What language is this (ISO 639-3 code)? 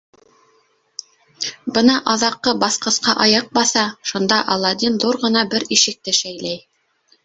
bak